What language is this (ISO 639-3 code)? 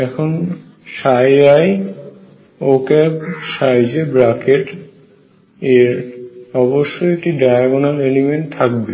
ben